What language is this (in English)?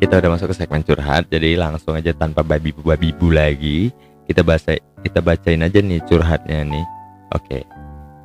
Indonesian